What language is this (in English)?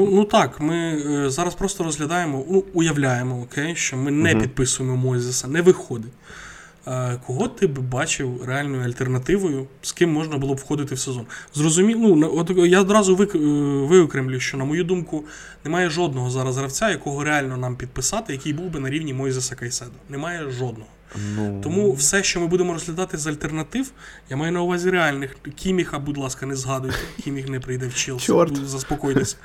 Ukrainian